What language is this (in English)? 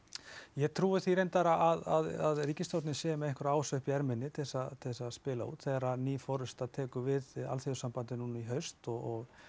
Icelandic